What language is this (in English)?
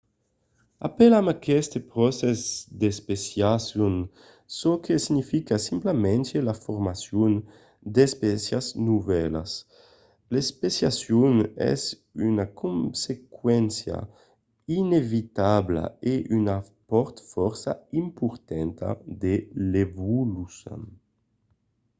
Occitan